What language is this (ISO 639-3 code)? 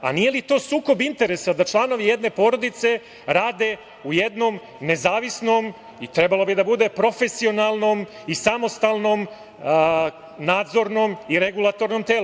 srp